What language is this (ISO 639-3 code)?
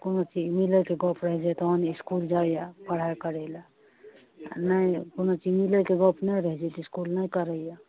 mai